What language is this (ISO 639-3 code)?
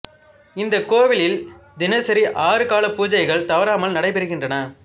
tam